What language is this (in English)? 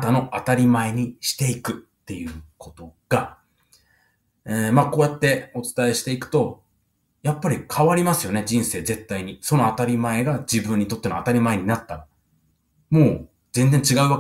Japanese